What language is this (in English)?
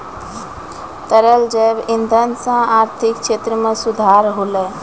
Maithili